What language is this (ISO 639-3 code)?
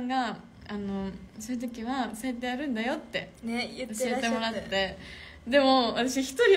jpn